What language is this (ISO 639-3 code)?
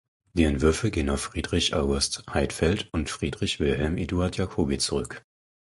deu